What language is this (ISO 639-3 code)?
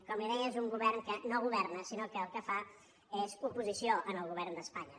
cat